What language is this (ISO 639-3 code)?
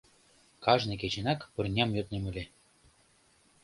chm